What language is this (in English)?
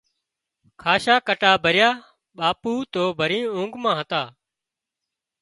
Wadiyara Koli